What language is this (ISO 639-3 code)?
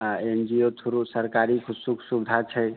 mai